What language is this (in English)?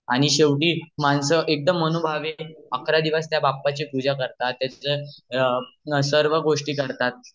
Marathi